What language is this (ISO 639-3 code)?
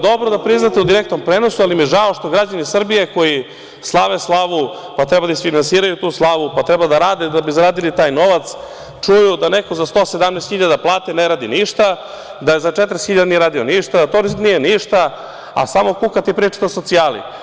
srp